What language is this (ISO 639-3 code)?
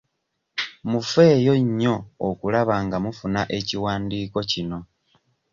lug